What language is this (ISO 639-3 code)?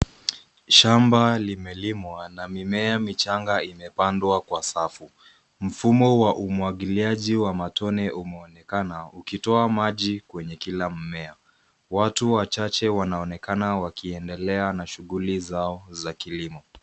swa